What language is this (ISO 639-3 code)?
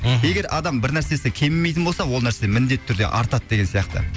kaz